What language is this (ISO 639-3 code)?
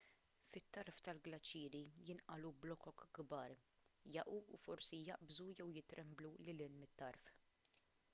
mlt